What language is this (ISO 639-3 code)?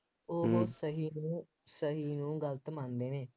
pan